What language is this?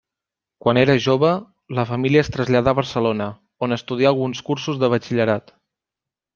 Catalan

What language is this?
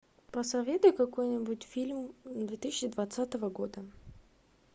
Russian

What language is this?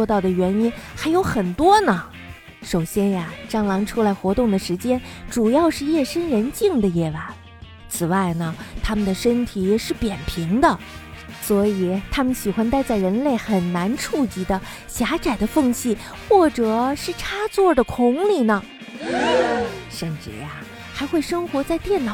Chinese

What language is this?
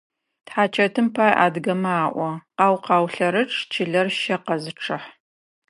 Adyghe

